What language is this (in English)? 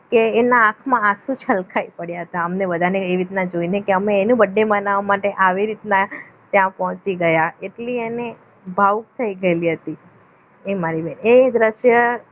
Gujarati